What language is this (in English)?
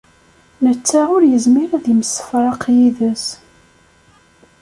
Kabyle